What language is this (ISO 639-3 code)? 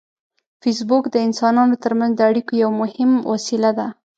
pus